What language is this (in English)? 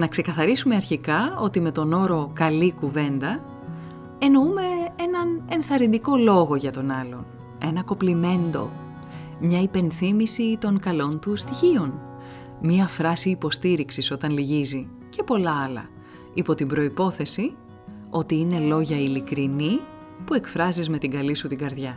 Greek